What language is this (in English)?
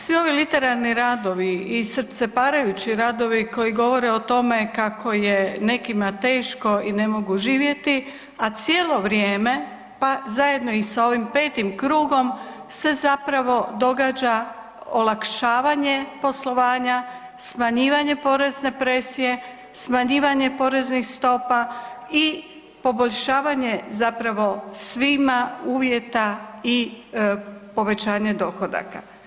Croatian